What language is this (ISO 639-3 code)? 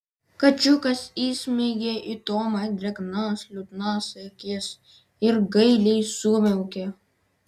lit